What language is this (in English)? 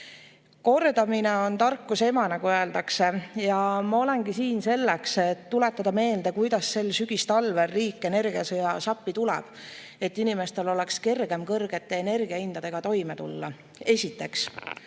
Estonian